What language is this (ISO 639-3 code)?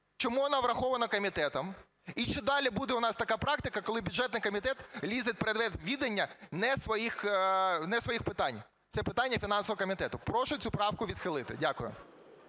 ukr